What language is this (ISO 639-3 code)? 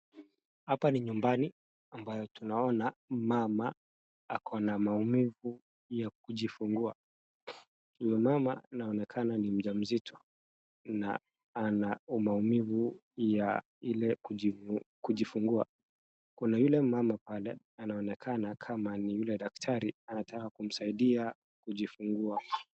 swa